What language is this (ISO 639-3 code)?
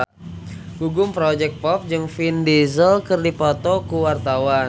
sun